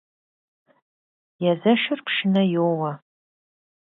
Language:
Kabardian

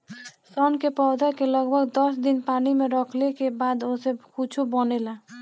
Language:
Bhojpuri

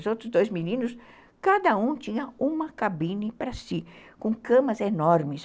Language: Portuguese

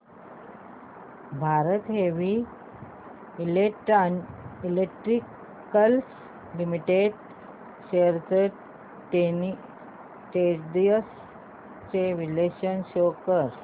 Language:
Marathi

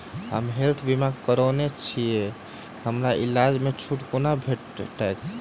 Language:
Maithili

